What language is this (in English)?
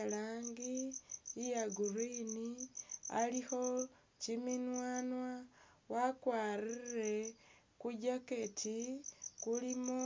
Masaaba